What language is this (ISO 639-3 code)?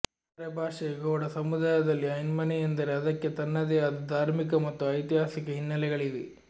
kan